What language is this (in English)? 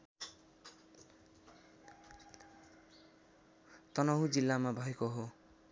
Nepali